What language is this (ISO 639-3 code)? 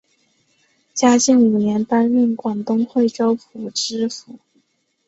zho